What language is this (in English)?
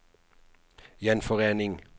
Norwegian